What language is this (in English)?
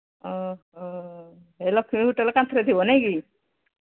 Odia